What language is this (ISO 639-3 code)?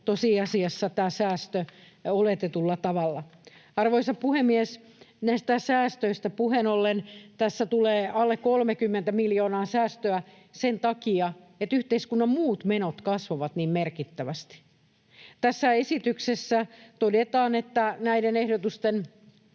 fin